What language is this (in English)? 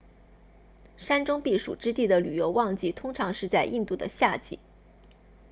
Chinese